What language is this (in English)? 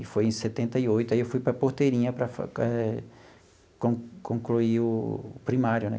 Portuguese